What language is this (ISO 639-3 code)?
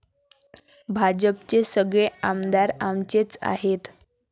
mar